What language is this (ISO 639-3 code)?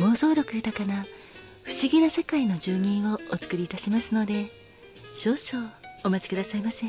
jpn